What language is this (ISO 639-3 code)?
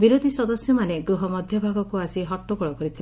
ori